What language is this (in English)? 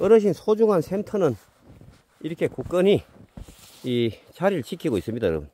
Korean